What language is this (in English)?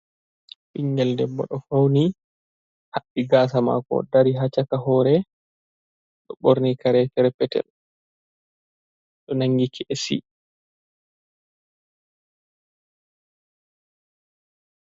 Fula